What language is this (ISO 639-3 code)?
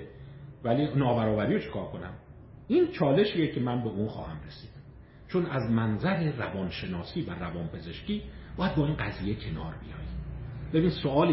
fas